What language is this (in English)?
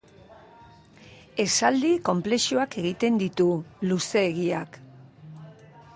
Basque